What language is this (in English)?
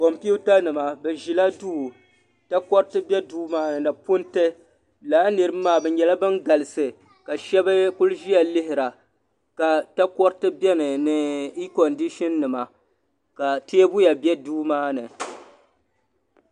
Dagbani